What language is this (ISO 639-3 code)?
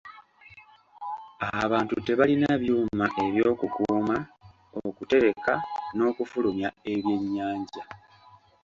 lug